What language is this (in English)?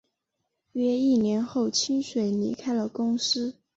Chinese